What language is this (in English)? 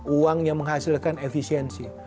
Indonesian